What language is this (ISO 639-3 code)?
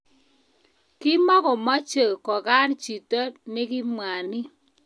kln